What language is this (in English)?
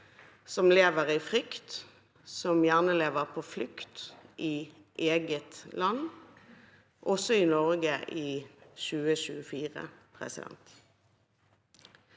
Norwegian